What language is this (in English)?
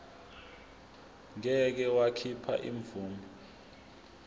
Zulu